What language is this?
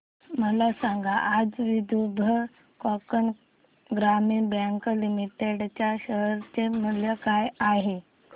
Marathi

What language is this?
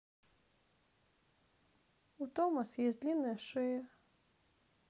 Russian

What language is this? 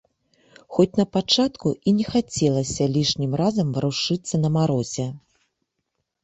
Belarusian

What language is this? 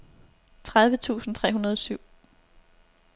Danish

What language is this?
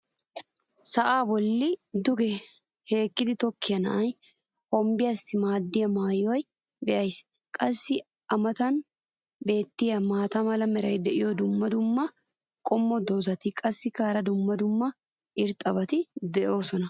Wolaytta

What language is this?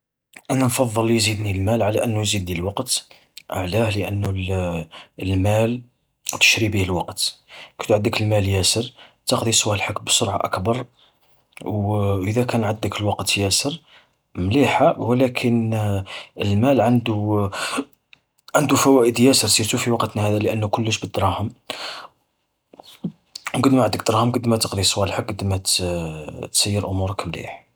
Algerian Arabic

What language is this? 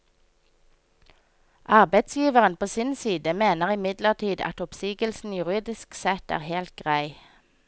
Norwegian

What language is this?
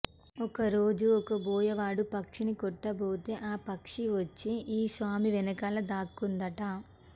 Telugu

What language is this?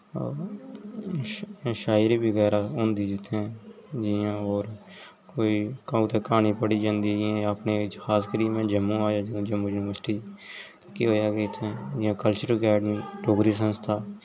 Dogri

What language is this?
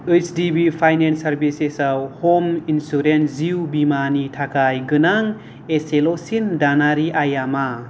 Bodo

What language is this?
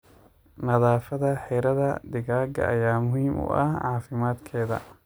Somali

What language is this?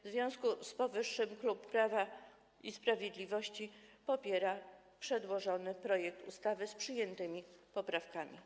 Polish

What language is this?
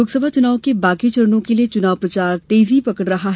Hindi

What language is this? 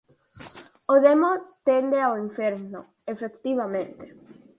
Galician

